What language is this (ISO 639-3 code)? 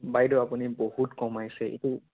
asm